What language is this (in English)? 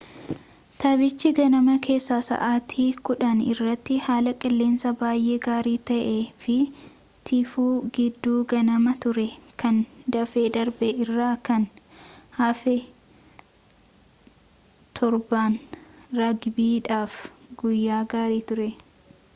Oromo